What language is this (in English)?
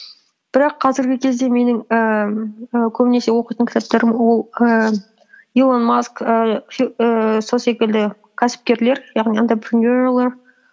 Kazakh